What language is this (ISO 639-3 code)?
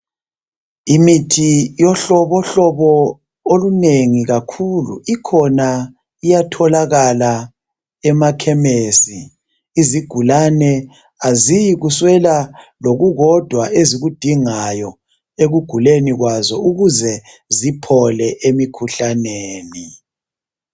nde